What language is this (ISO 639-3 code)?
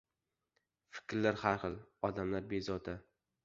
uzb